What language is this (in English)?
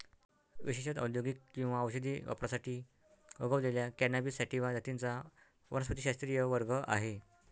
Marathi